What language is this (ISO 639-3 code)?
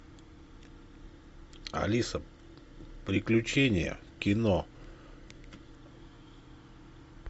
rus